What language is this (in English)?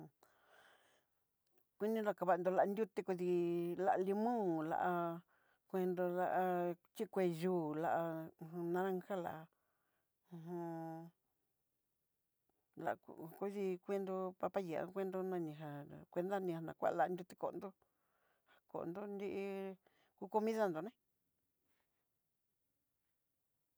Southeastern Nochixtlán Mixtec